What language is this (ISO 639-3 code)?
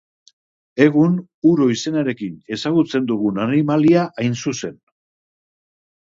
eus